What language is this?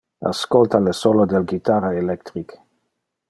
Interlingua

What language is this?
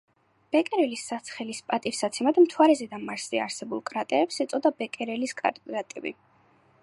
Georgian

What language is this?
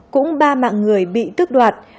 Vietnamese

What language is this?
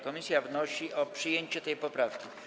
Polish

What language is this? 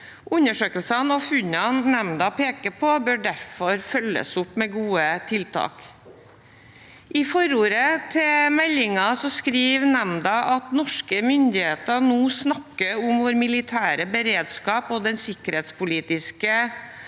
Norwegian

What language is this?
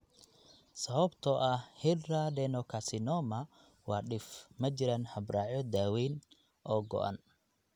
Somali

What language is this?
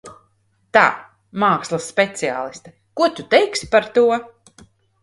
Latvian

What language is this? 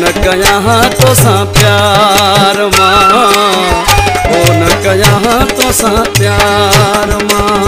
Hindi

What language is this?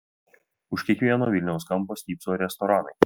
Lithuanian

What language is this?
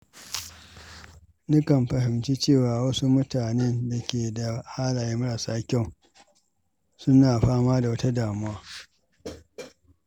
Hausa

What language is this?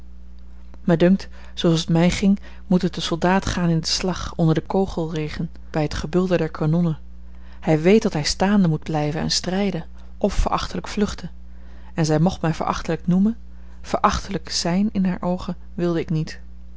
Dutch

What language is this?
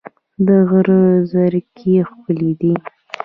Pashto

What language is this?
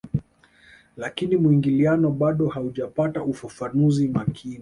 Swahili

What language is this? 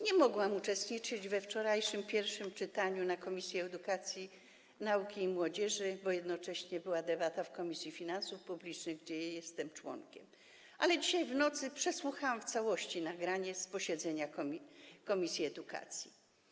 Polish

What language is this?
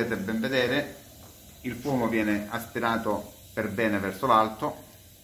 Italian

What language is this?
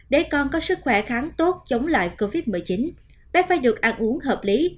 Vietnamese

